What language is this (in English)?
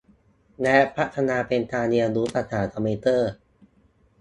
Thai